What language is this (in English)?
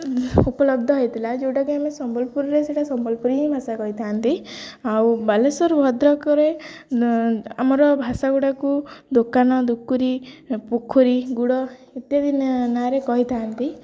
Odia